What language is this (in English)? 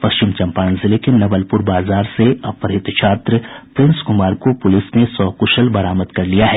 Hindi